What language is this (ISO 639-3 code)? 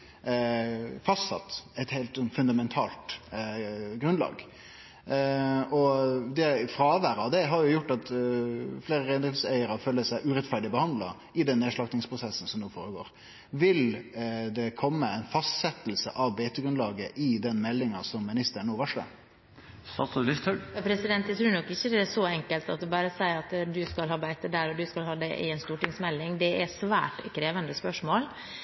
nor